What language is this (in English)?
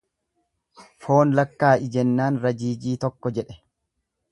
Oromo